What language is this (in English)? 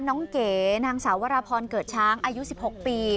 Thai